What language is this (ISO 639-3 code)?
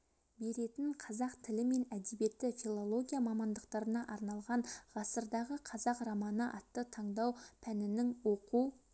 kaz